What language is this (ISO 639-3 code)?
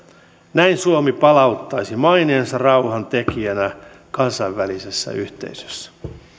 fin